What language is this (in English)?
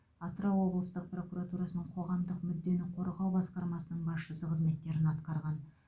Kazakh